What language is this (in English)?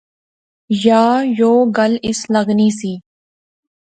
Pahari-Potwari